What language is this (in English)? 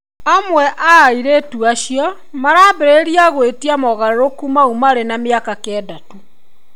Kikuyu